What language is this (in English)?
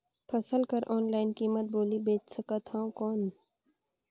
Chhattisgarhi